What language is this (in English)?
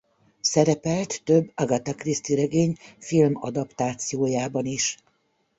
Hungarian